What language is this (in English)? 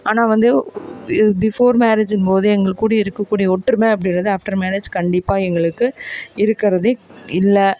Tamil